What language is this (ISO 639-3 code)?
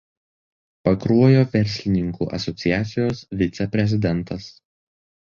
lit